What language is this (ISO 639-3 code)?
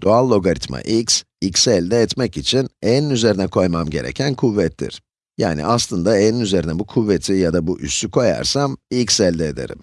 tur